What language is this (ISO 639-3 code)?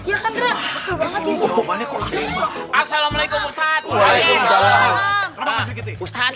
ind